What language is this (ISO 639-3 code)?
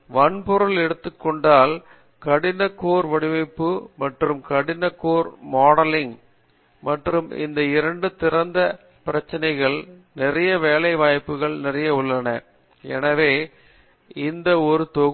tam